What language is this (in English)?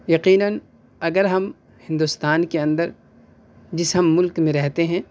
Urdu